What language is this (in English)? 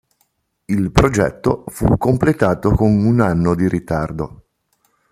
Italian